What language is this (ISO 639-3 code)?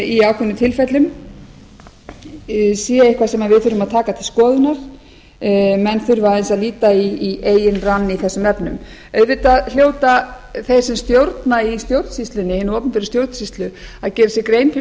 isl